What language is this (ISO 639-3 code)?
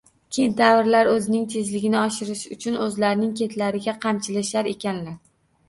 uzb